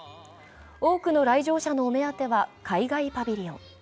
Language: Japanese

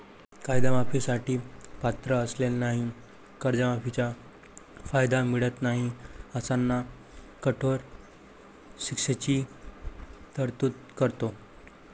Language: Marathi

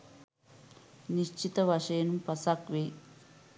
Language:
Sinhala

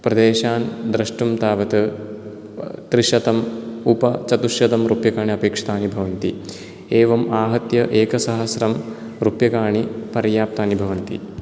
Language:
Sanskrit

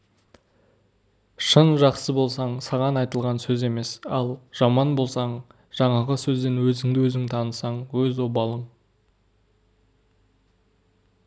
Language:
Kazakh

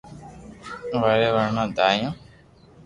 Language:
Loarki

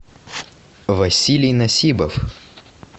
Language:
Russian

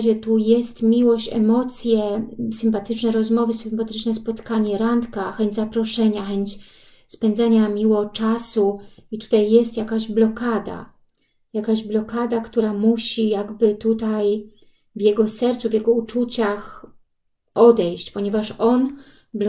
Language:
Polish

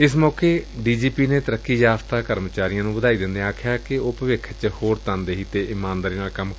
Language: Punjabi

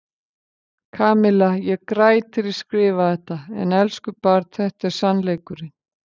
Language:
Icelandic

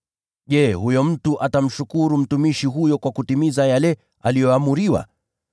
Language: Swahili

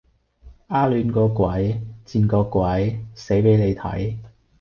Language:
Cantonese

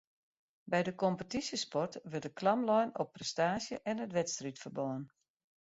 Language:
Western Frisian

